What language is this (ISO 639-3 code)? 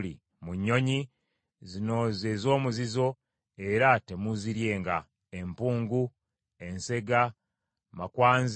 lug